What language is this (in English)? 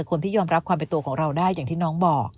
Thai